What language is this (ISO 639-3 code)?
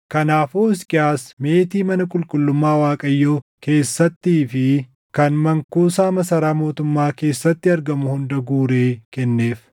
orm